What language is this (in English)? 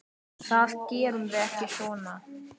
Icelandic